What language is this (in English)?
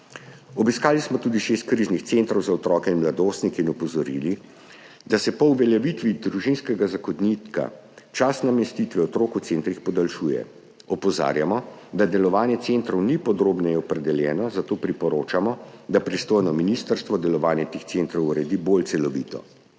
Slovenian